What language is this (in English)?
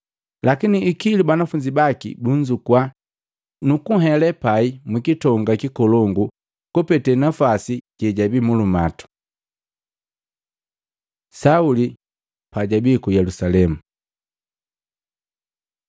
Matengo